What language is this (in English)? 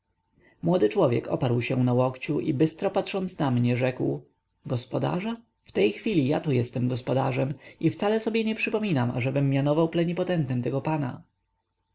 Polish